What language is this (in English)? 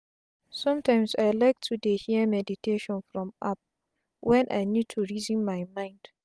Nigerian Pidgin